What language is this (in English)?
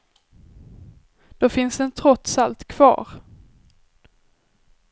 Swedish